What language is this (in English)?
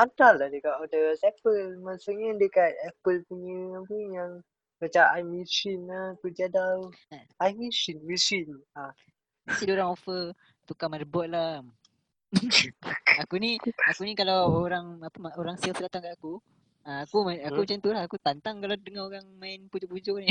Malay